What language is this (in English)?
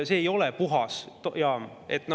Estonian